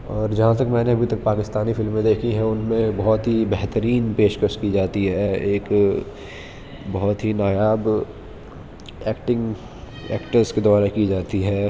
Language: Urdu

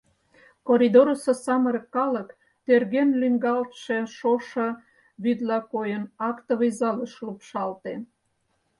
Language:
Mari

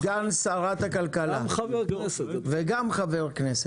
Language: Hebrew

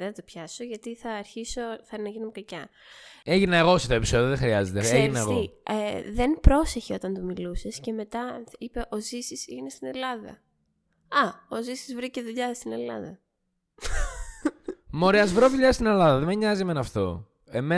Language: Greek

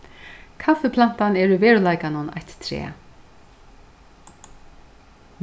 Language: Faroese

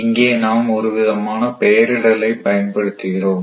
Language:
Tamil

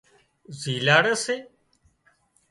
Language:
Wadiyara Koli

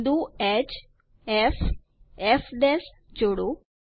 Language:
Gujarati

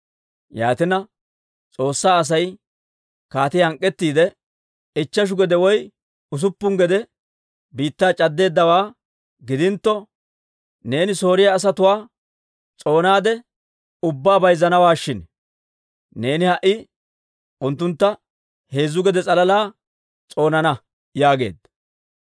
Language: Dawro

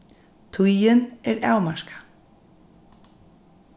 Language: Faroese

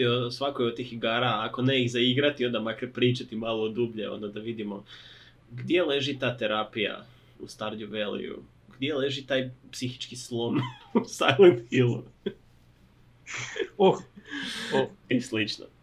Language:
Croatian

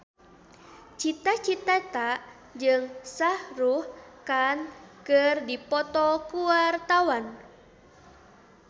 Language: Sundanese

